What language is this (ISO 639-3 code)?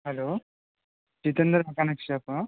tel